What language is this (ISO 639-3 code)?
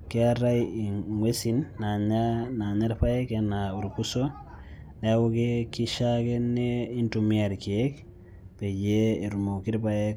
mas